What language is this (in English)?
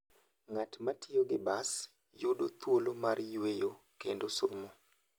Luo (Kenya and Tanzania)